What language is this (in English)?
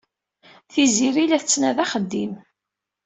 Kabyle